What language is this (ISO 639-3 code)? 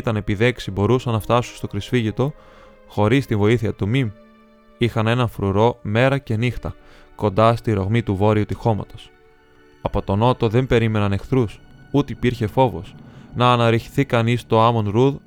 ell